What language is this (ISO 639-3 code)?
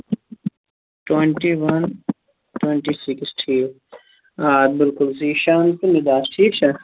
kas